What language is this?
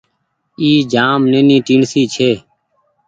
Goaria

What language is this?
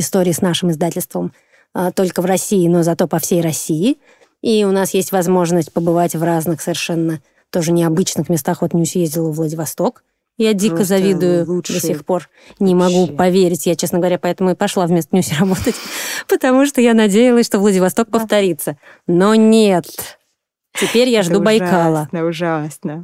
Russian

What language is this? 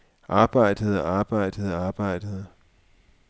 Danish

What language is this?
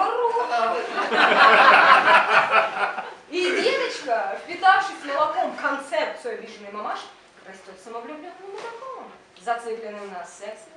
Russian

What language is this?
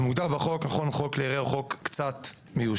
Hebrew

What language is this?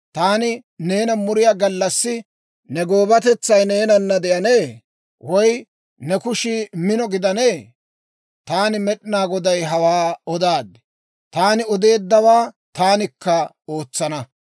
Dawro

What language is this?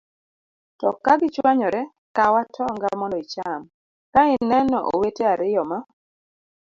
Luo (Kenya and Tanzania)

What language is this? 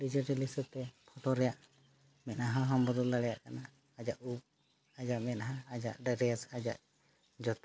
Santali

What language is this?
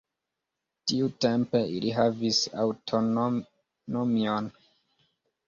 Esperanto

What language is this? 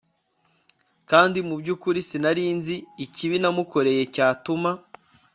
Kinyarwanda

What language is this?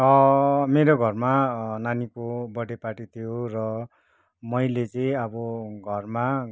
Nepali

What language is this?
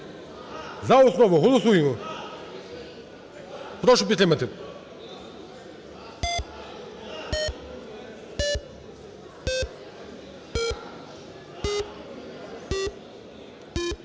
Ukrainian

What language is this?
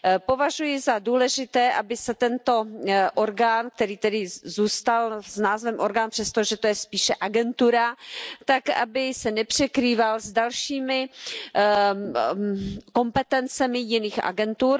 Czech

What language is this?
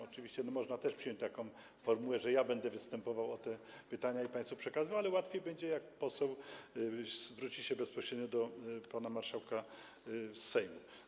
Polish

